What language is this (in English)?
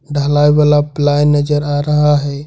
Hindi